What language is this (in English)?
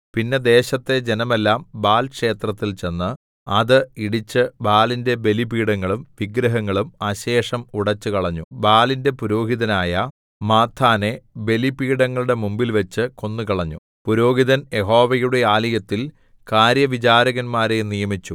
Malayalam